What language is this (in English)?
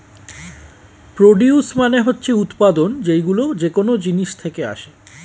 Bangla